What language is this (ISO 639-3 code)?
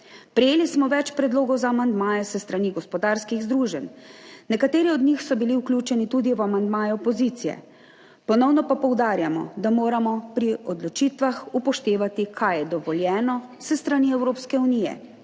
slv